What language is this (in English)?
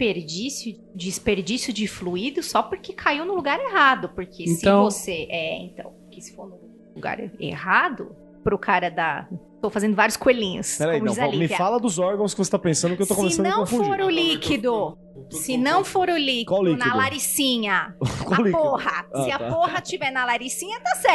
Portuguese